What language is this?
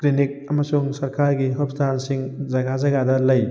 Manipuri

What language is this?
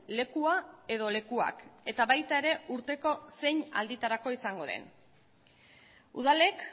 Basque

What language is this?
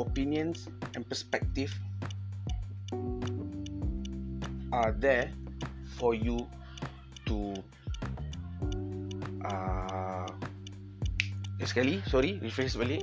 Malay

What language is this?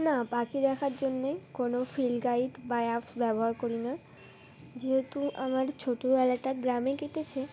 Bangla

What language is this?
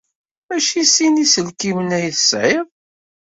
Kabyle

